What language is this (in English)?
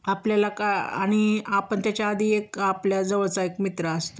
Marathi